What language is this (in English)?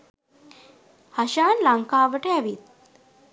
Sinhala